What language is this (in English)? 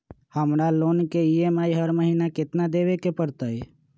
Magahi